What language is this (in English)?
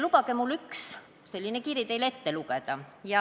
Estonian